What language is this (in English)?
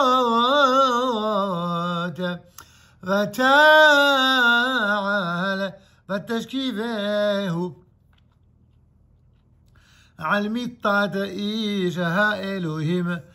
Arabic